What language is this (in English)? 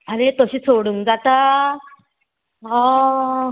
Konkani